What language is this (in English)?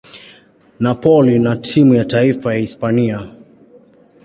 Swahili